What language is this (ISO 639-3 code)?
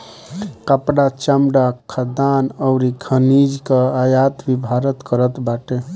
bho